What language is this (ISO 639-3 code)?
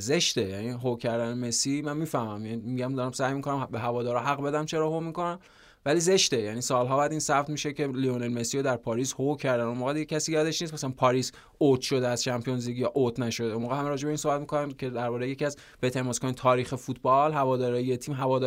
fas